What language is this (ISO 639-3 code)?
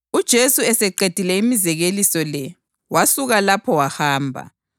nde